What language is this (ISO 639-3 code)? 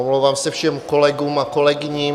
ces